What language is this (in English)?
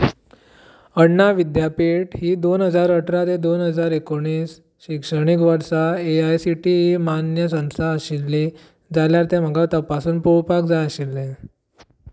Konkani